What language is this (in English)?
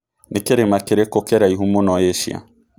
Kikuyu